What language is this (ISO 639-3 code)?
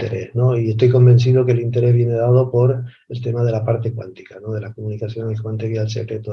spa